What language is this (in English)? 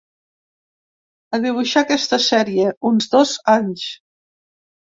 Catalan